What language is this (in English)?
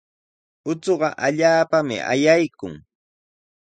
Sihuas Ancash Quechua